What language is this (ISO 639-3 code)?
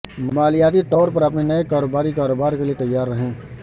urd